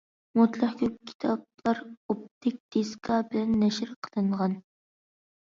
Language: Uyghur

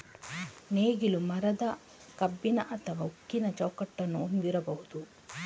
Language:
Kannada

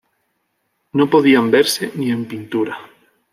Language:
Spanish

